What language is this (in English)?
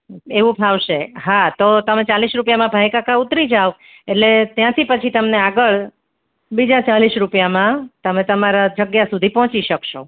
Gujarati